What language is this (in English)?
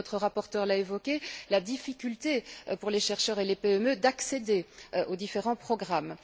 French